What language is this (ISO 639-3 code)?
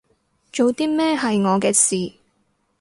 yue